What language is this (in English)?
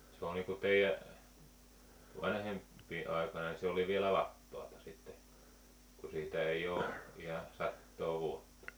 Finnish